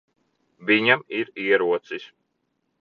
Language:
Latvian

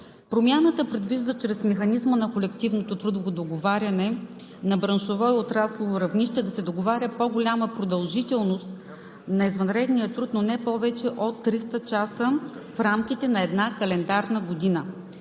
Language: Bulgarian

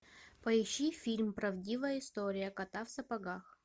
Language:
Russian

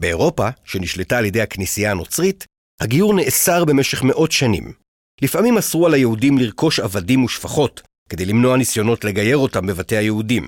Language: Hebrew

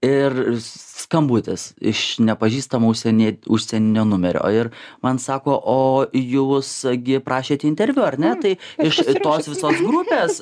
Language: Lithuanian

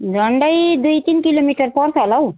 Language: Nepali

